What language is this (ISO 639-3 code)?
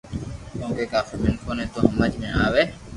lrk